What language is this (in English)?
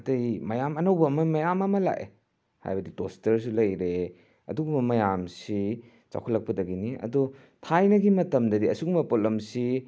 Manipuri